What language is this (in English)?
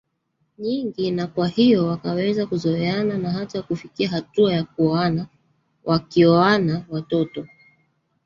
Swahili